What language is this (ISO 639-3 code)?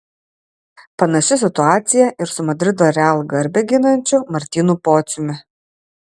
lit